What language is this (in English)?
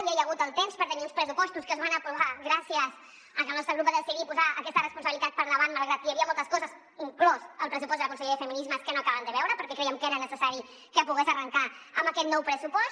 Catalan